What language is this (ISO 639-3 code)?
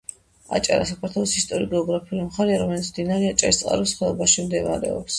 kat